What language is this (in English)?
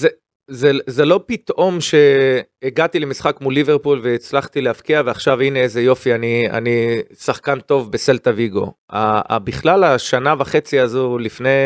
Hebrew